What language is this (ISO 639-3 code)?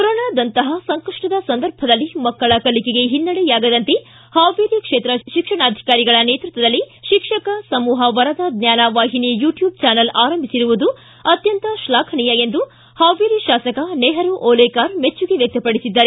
kan